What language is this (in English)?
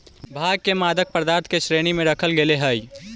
Magahi